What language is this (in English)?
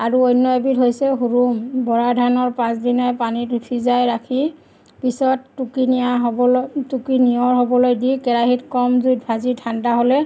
Assamese